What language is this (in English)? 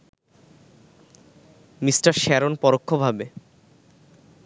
Bangla